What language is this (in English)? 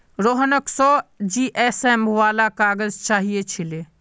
Magahi